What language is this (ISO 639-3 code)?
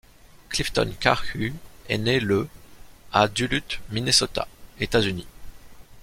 fra